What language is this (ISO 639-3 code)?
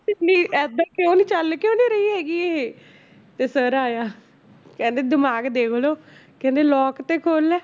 pan